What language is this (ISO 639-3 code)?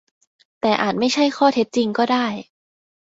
tha